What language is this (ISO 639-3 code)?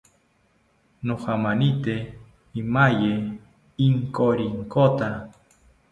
cpy